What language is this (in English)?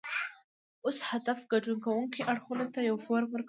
Pashto